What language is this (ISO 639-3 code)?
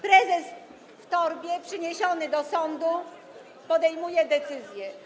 pol